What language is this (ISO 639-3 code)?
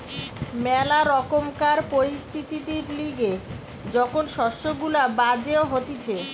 ben